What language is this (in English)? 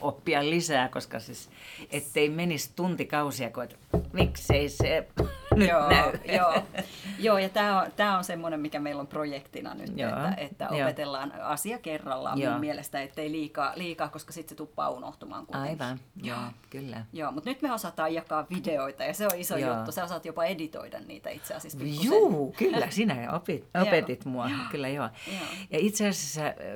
Finnish